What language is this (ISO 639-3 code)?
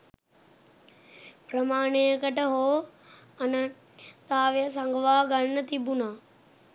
sin